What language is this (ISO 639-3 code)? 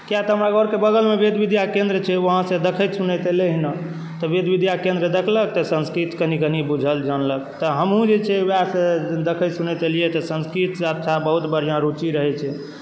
mai